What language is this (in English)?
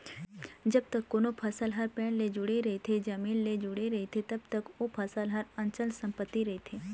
Chhattisgarhi